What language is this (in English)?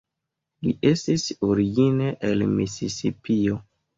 Esperanto